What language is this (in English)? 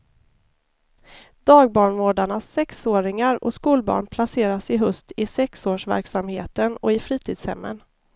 Swedish